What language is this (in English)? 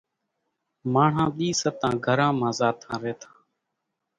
Kachi Koli